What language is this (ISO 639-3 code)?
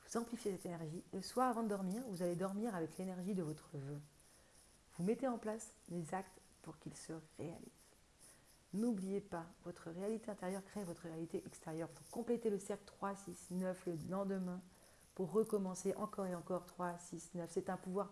fra